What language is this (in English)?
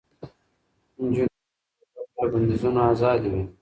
Pashto